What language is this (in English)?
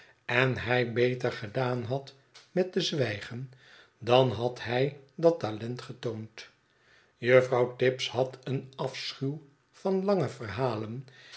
Dutch